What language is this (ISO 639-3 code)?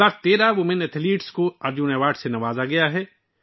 urd